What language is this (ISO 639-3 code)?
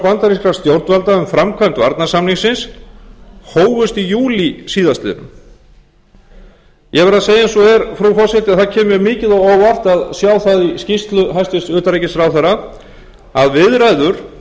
isl